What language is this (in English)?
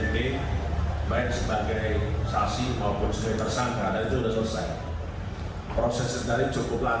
Indonesian